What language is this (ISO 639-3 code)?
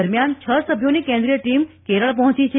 guj